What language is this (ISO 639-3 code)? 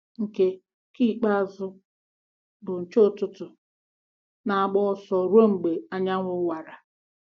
ibo